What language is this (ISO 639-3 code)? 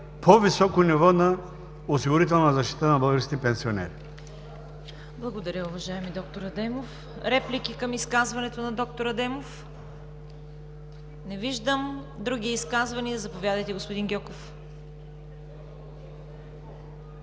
bul